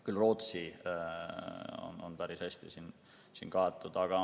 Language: Estonian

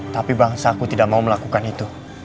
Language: Indonesian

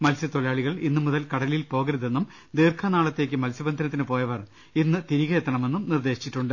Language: Malayalam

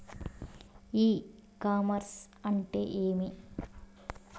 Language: Telugu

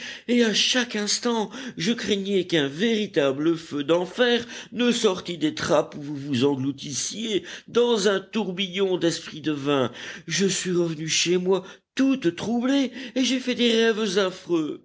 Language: French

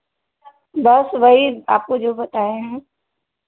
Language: Hindi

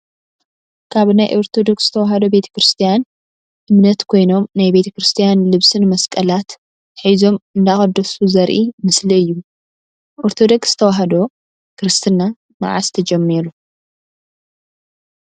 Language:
Tigrinya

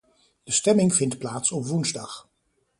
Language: Dutch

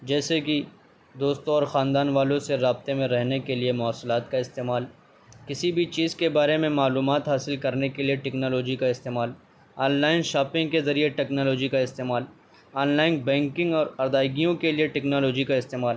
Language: Urdu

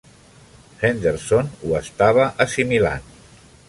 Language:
Catalan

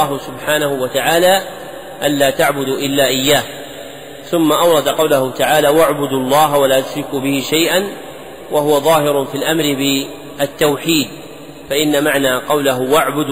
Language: Arabic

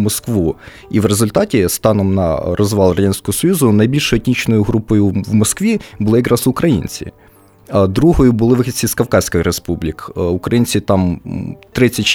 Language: Ukrainian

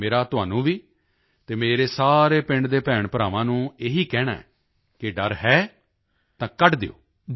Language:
Punjabi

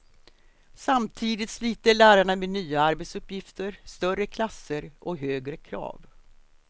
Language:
Swedish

